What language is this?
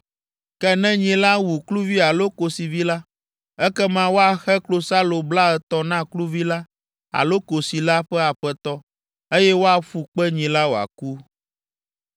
Ewe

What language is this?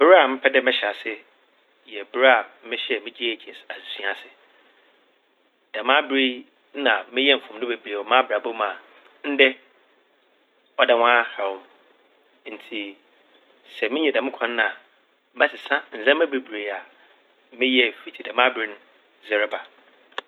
Akan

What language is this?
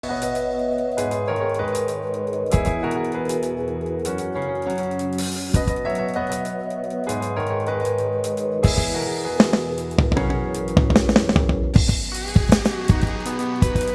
Indonesian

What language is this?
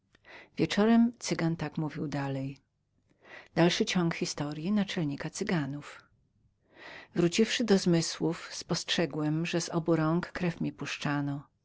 Polish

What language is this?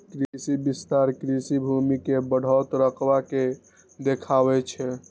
Maithili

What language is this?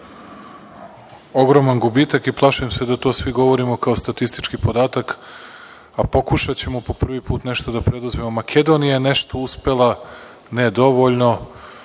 Serbian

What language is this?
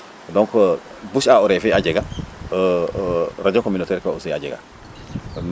Serer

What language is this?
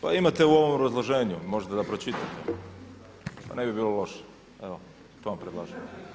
Croatian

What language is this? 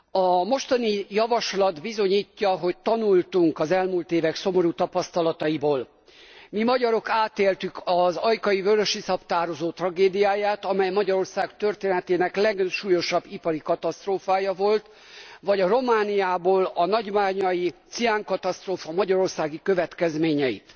Hungarian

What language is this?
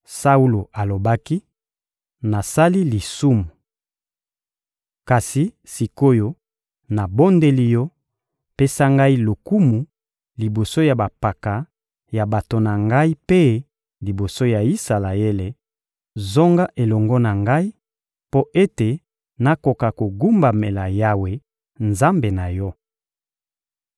Lingala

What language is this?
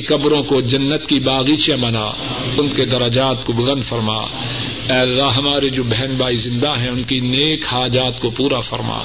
Urdu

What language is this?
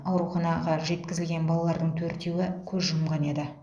Kazakh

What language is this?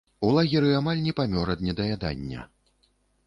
Belarusian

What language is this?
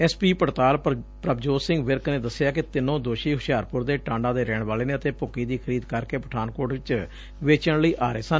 Punjabi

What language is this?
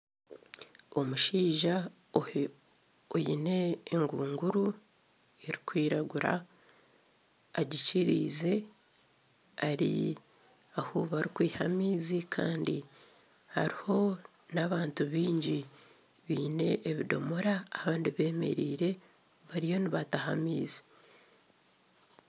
Nyankole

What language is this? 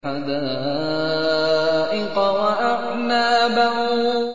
Arabic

